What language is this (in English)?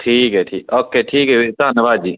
Punjabi